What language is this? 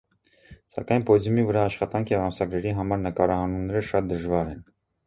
Armenian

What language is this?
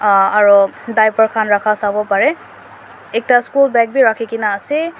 Naga Pidgin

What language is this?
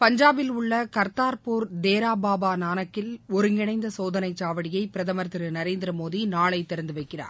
Tamil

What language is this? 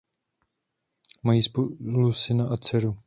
Czech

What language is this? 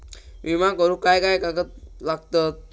Marathi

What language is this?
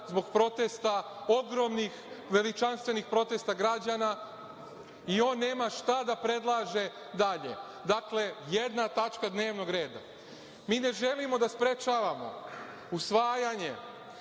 Serbian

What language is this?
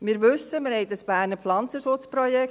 Swiss German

